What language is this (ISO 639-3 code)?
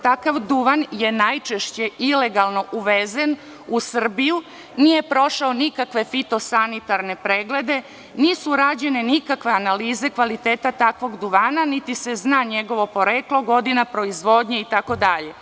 srp